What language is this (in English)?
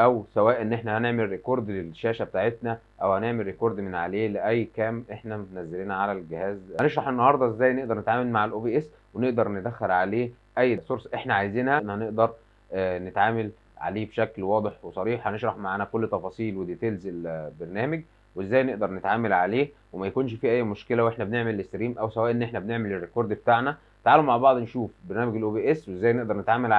Arabic